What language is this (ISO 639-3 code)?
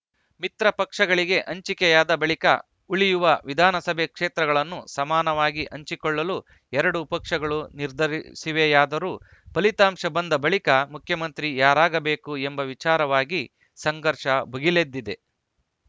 kan